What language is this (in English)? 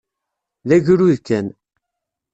Kabyle